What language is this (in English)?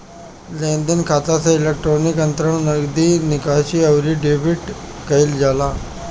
Bhojpuri